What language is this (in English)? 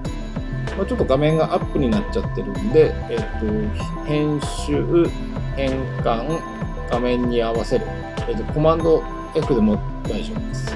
Japanese